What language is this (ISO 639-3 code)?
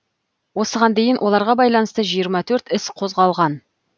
kaz